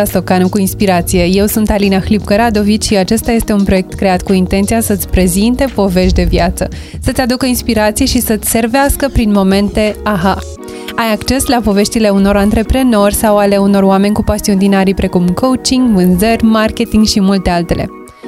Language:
Romanian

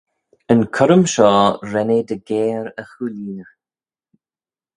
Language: Manx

